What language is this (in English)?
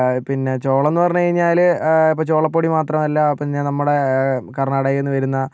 Malayalam